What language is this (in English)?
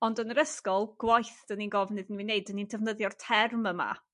Welsh